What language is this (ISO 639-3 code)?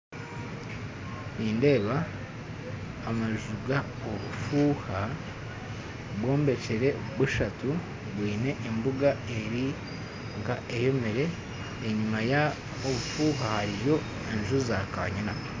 nyn